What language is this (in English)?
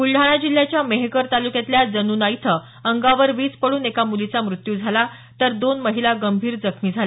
Marathi